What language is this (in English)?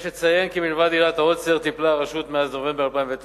Hebrew